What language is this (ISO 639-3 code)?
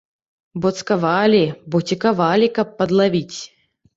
bel